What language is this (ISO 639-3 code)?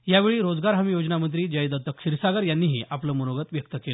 mar